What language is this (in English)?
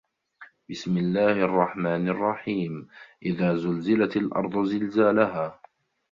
Arabic